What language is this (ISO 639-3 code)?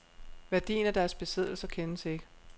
dan